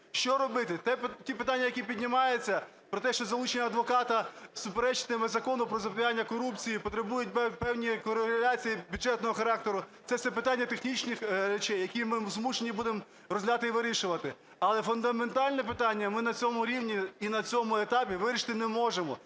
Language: Ukrainian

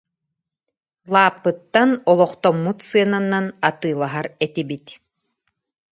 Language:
Yakut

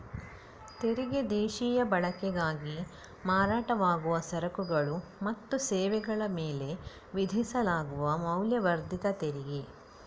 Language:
Kannada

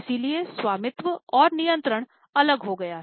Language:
Hindi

